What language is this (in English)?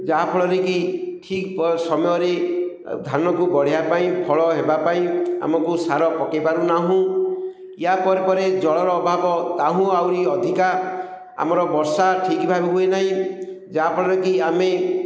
Odia